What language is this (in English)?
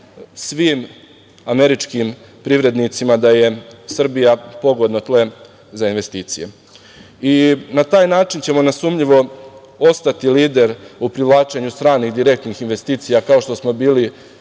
Serbian